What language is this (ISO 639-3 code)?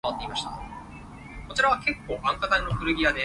yue